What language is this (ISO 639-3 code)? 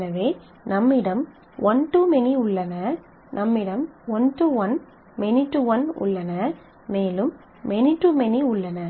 tam